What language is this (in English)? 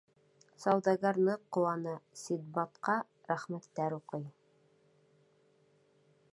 Bashkir